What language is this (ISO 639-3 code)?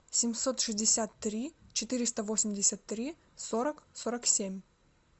rus